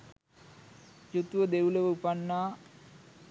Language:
Sinhala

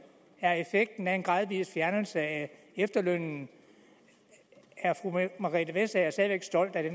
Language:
Danish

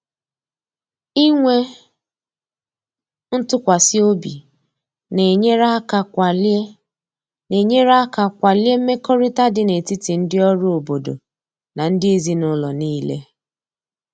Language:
Igbo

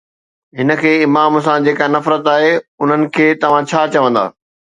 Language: Sindhi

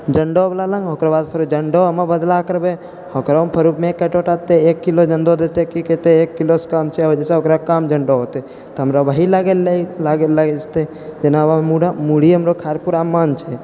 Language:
Maithili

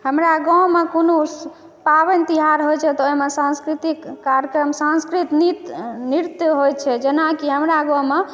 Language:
Maithili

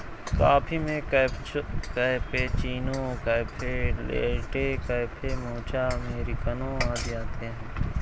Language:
Hindi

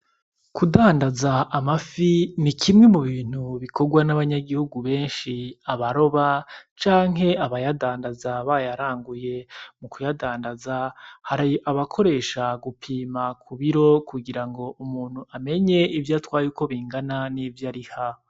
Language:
Rundi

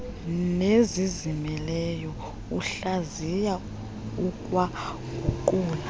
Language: Xhosa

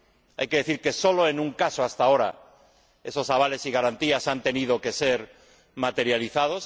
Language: Spanish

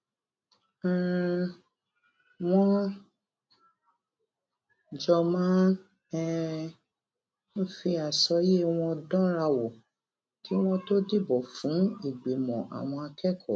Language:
Yoruba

